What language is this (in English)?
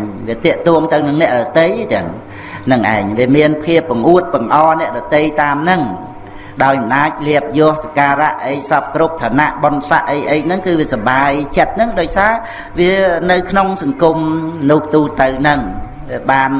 Vietnamese